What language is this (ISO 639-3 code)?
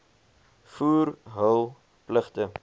afr